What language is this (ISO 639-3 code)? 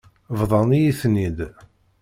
kab